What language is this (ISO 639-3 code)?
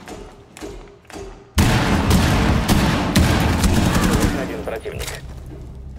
rus